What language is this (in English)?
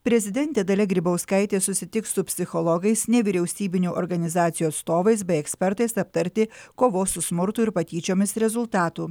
Lithuanian